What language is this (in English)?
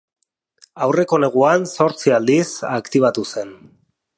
Basque